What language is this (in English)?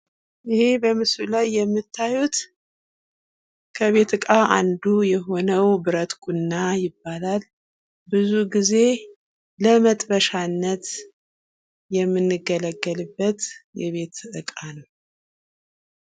Amharic